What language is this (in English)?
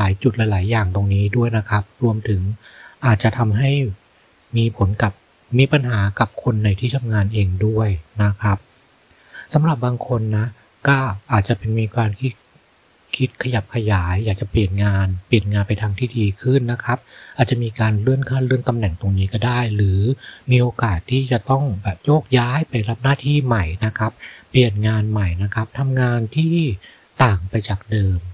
Thai